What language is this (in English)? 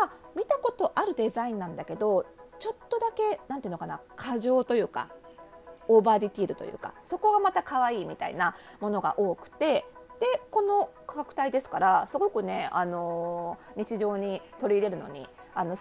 Japanese